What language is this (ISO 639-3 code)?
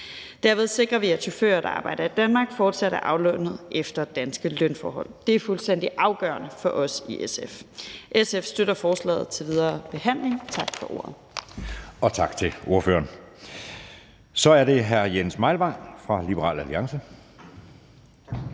dan